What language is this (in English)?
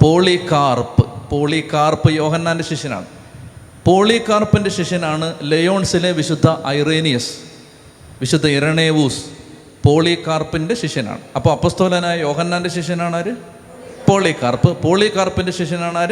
Malayalam